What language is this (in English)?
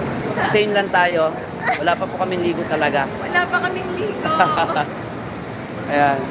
Filipino